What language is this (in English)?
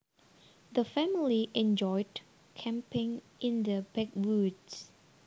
Javanese